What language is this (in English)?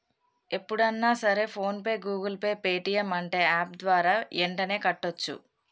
Telugu